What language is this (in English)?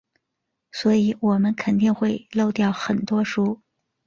Chinese